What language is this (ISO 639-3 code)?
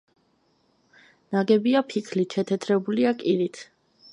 kat